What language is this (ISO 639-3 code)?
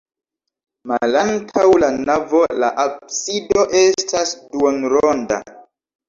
epo